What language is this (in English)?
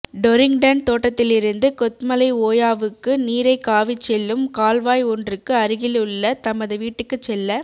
Tamil